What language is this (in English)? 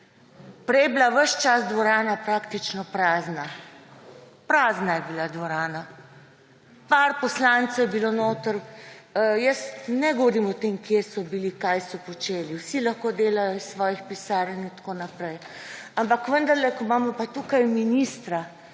Slovenian